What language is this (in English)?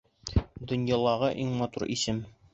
Bashkir